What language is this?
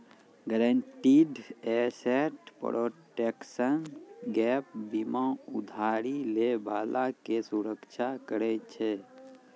Maithili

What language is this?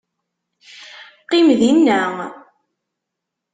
Kabyle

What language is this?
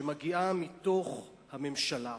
Hebrew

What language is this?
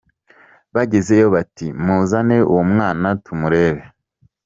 Kinyarwanda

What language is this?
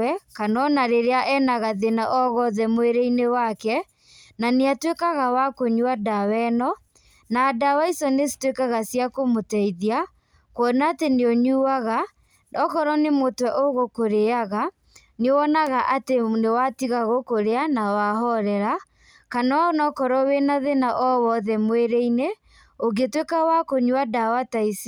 Kikuyu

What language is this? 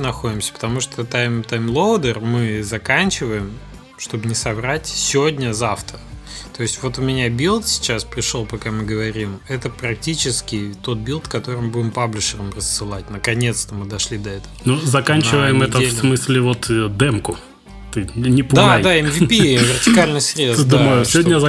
Russian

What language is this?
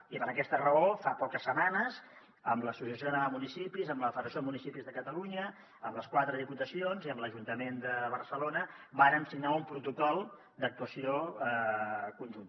Catalan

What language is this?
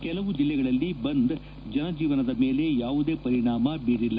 Kannada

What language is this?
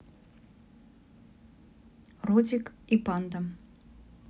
Russian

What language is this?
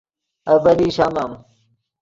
Yidgha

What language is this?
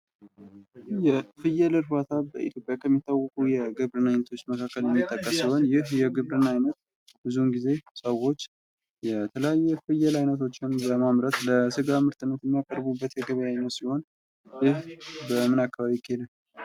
Amharic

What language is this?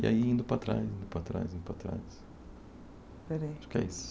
Portuguese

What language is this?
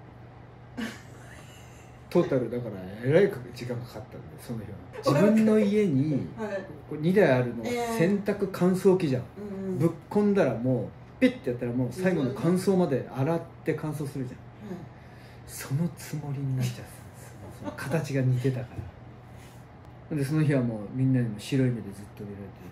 Japanese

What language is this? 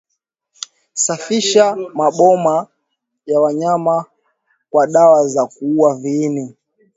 Swahili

